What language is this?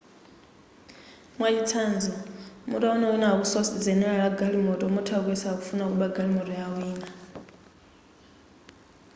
Nyanja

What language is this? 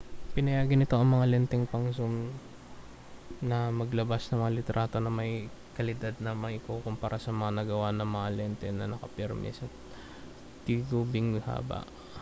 Filipino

